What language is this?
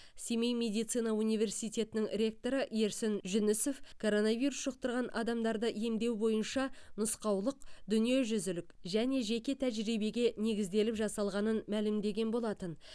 Kazakh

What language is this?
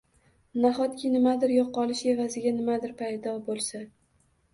Uzbek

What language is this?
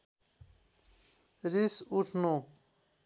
Nepali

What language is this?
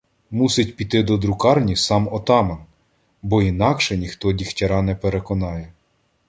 Ukrainian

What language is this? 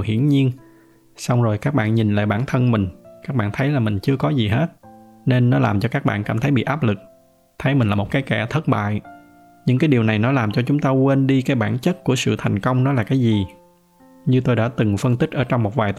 Vietnamese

